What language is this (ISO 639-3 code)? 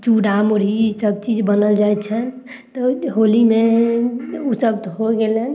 mai